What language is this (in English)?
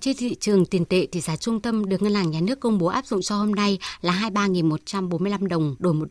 Vietnamese